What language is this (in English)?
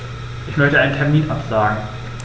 German